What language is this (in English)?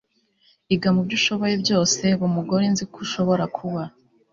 Kinyarwanda